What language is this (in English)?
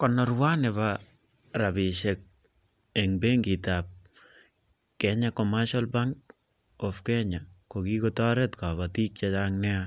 Kalenjin